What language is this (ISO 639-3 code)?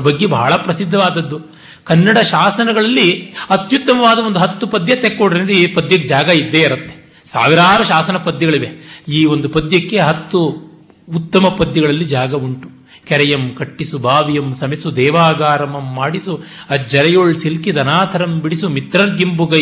kan